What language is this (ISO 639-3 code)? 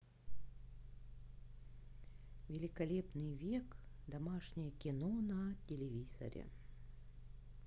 rus